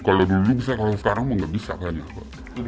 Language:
Indonesian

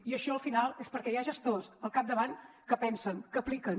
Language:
Catalan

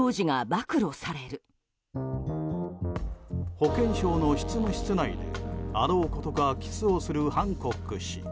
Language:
Japanese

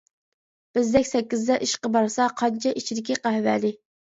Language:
Uyghur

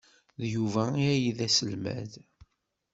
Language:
Kabyle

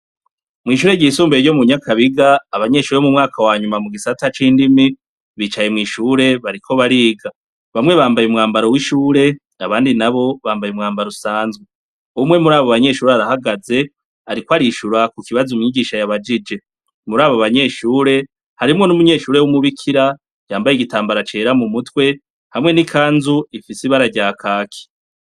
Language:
Rundi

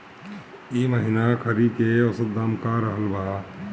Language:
Bhojpuri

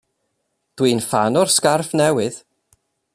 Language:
Welsh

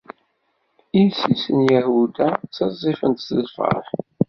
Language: Kabyle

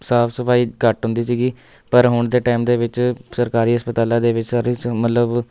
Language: Punjabi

